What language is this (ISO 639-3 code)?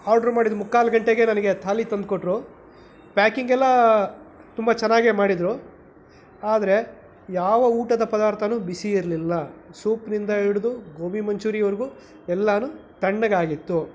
kan